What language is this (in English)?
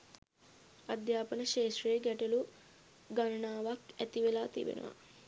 Sinhala